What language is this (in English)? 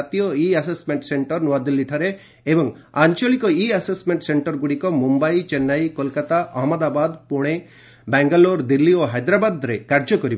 Odia